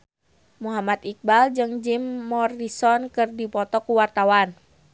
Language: Sundanese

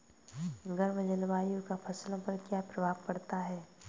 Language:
Hindi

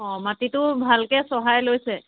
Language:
Assamese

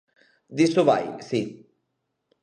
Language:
Galician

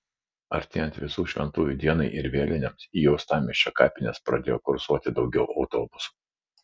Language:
Lithuanian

